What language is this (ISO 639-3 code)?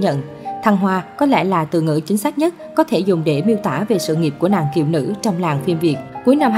vie